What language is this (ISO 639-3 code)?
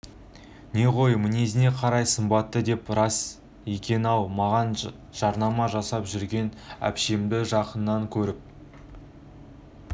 kaz